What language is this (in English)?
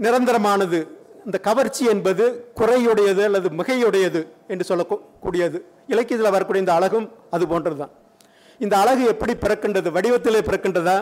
Tamil